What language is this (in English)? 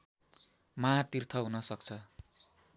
Nepali